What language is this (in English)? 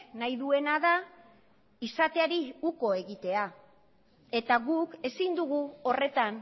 Basque